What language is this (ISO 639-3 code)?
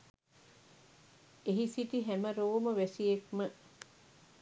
sin